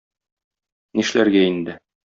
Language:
Tatar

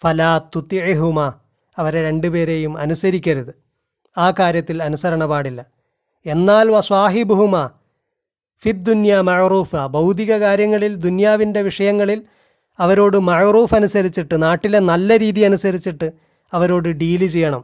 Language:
Malayalam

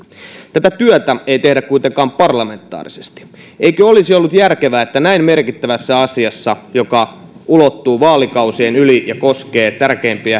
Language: Finnish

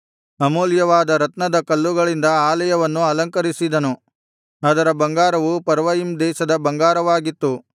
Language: Kannada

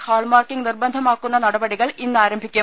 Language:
Malayalam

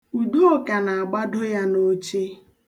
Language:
Igbo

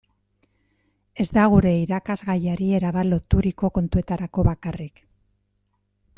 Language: Basque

